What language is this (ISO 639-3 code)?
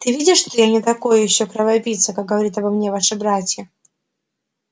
rus